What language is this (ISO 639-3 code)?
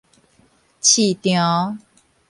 nan